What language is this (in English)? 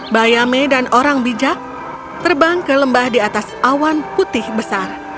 Indonesian